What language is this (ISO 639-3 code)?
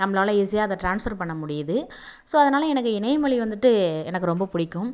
tam